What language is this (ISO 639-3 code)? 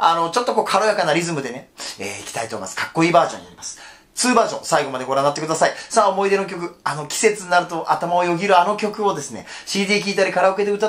jpn